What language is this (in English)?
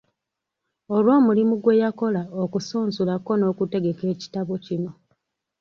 Ganda